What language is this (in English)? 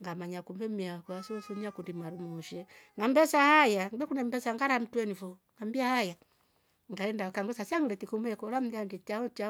Rombo